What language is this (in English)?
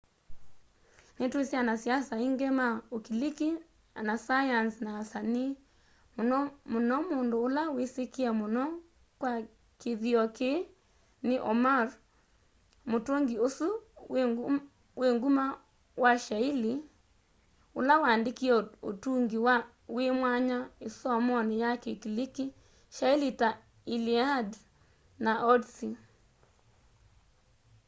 Kamba